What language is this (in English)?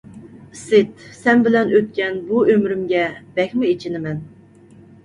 Uyghur